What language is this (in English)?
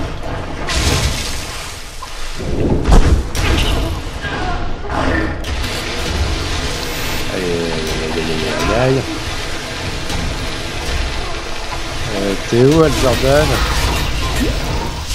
French